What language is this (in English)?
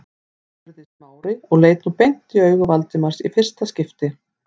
Icelandic